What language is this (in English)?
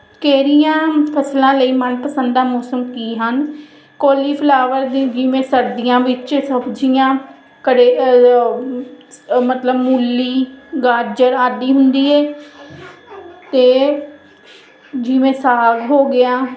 Punjabi